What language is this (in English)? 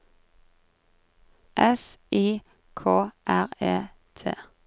Norwegian